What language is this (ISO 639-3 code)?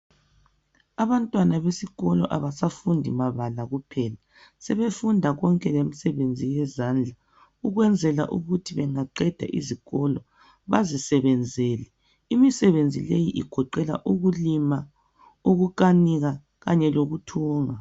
nde